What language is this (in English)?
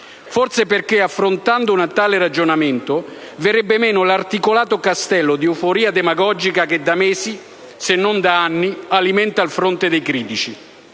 Italian